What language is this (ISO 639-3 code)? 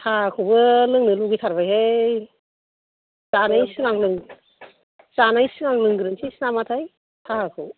brx